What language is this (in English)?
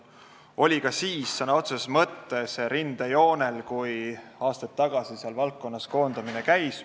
Estonian